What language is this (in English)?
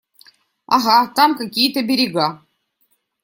Russian